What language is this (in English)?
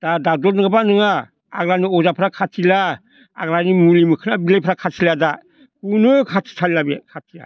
Bodo